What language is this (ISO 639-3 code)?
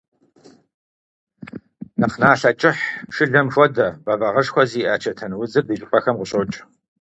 kbd